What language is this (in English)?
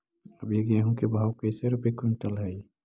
Magahi